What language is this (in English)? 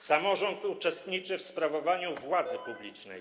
Polish